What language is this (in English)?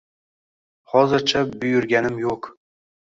Uzbek